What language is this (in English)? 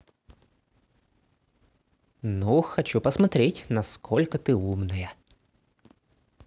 Russian